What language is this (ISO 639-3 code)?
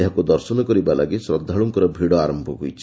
ori